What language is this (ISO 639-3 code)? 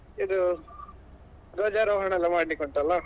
kan